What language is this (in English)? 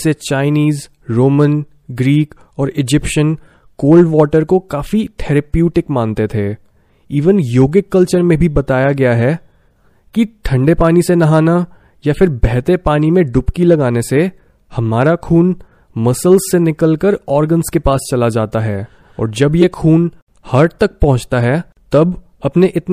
Hindi